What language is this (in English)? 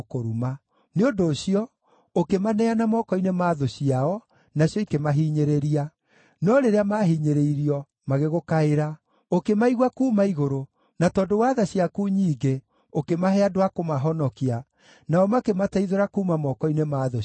Kikuyu